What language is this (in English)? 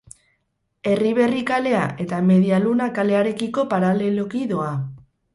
Basque